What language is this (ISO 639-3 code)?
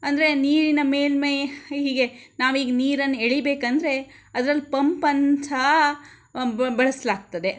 kan